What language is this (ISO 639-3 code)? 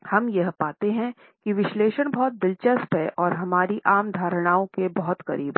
hin